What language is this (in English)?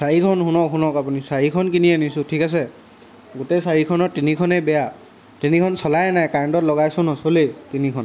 Assamese